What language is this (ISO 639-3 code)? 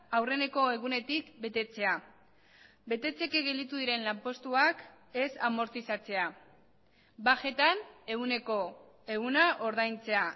eus